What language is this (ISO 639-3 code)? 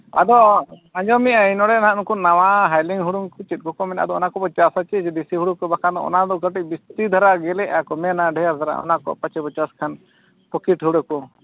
sat